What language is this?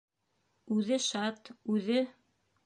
Bashkir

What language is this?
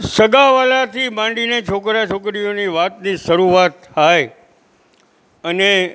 Gujarati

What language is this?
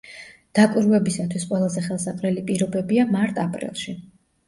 Georgian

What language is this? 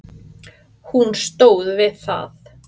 Icelandic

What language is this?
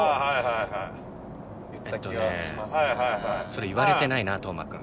Japanese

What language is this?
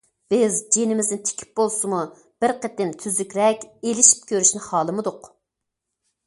Uyghur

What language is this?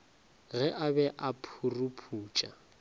Northern Sotho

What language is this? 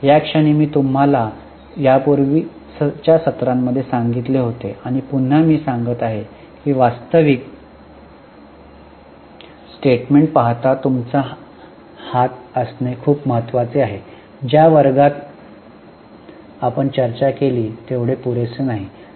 Marathi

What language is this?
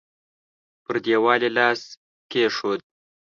Pashto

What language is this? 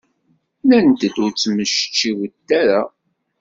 Kabyle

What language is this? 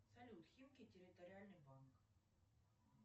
Russian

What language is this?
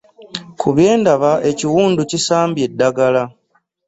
Ganda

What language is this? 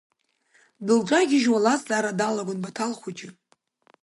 Abkhazian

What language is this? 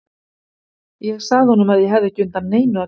Icelandic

